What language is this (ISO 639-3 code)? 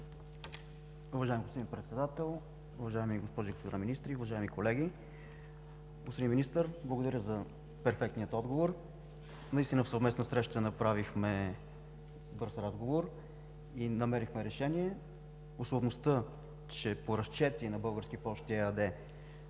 bul